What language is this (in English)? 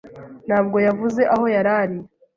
Kinyarwanda